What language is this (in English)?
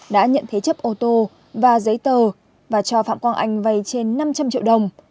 Vietnamese